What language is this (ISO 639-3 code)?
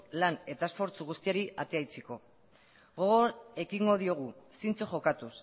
eus